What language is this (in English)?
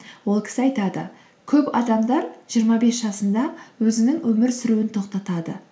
Kazakh